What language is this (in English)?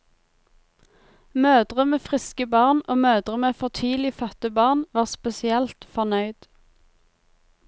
Norwegian